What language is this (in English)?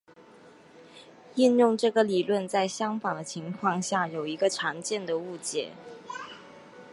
Chinese